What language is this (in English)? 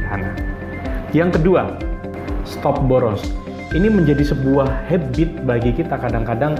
Indonesian